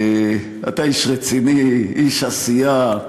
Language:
Hebrew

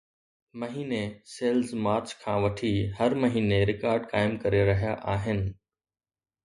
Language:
Sindhi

